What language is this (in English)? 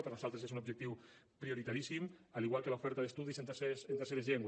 Catalan